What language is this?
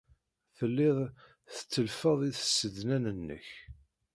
Kabyle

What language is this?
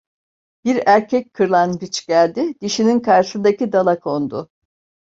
Turkish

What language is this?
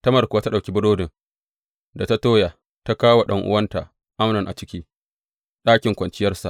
Hausa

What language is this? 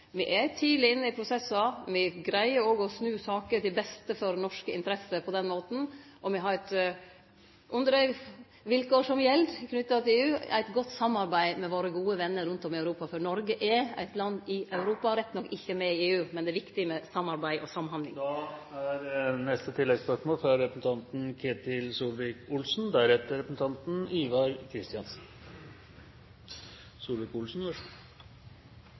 Norwegian Nynorsk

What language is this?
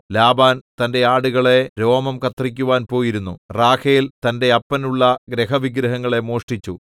Malayalam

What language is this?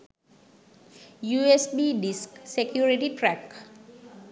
Sinhala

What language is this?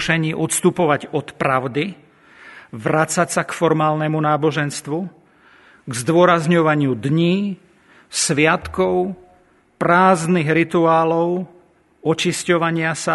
Slovak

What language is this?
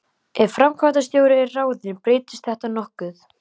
Icelandic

